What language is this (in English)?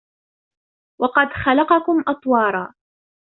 Arabic